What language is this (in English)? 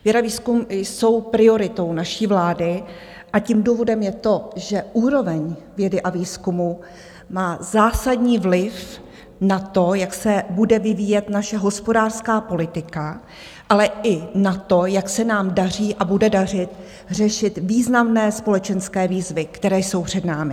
Czech